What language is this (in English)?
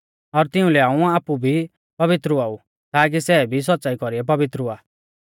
Mahasu Pahari